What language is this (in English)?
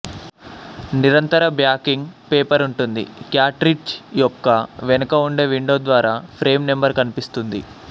Telugu